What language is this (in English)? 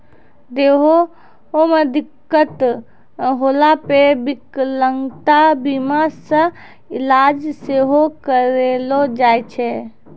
Maithili